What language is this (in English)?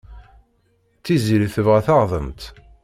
Kabyle